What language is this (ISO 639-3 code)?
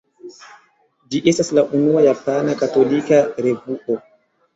epo